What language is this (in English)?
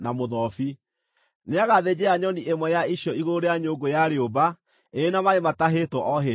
Kikuyu